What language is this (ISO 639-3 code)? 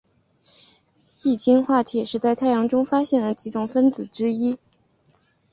zho